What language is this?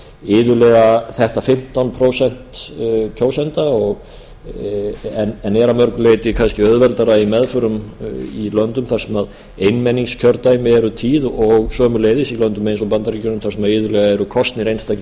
Icelandic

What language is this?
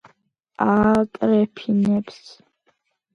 Georgian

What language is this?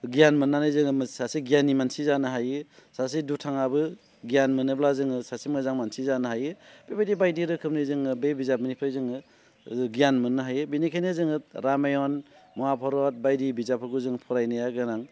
Bodo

